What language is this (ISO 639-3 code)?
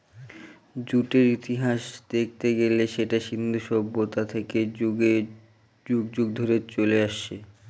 ben